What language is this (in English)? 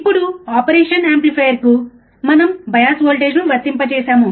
Telugu